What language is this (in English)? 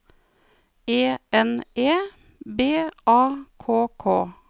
Norwegian